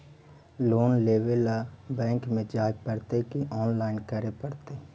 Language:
Magahi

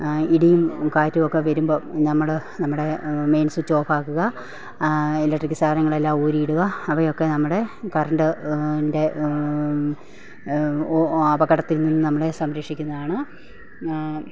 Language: Malayalam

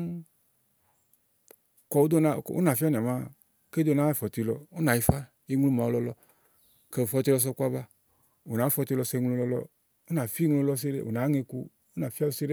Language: Igo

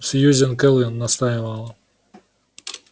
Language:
Russian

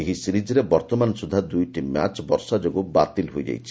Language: Odia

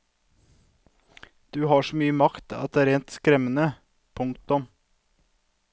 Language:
Norwegian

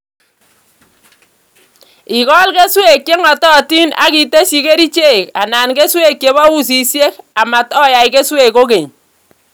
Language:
Kalenjin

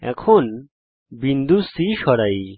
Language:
Bangla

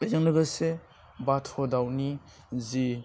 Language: Bodo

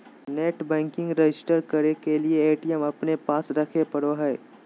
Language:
Magahi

